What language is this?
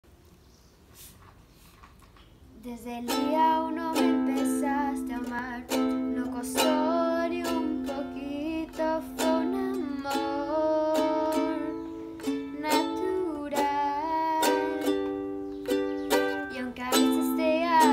Spanish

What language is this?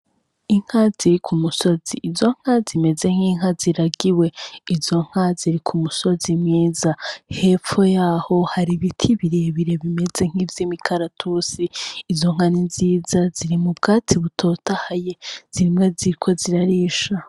Rundi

